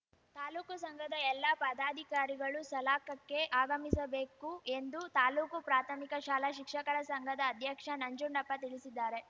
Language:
Kannada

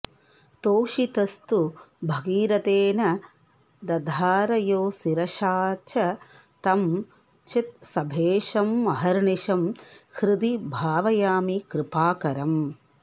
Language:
Sanskrit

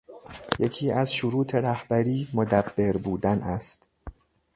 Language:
Persian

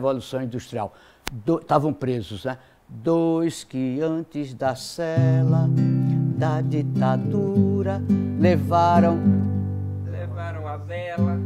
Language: Portuguese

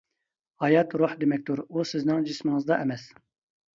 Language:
Uyghur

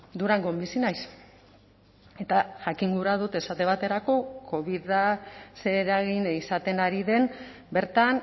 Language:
Basque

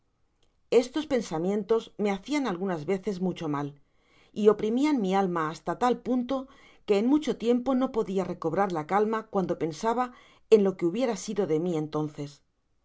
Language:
Spanish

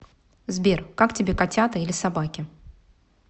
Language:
Russian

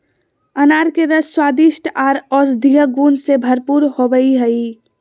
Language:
Magahi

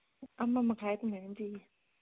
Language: Manipuri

